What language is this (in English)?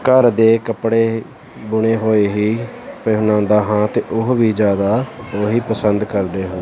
Punjabi